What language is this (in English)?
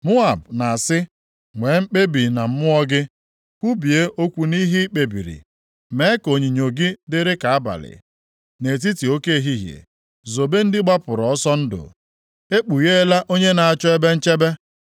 Igbo